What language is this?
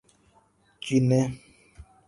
Urdu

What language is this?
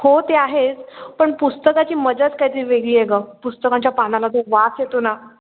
Marathi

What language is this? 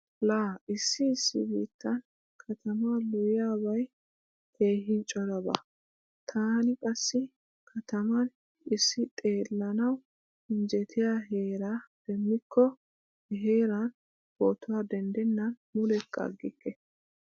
Wolaytta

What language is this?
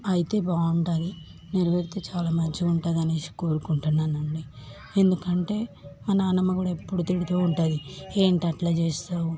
Telugu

